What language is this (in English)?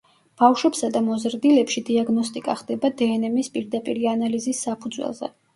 Georgian